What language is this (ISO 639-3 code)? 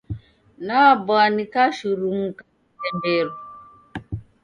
dav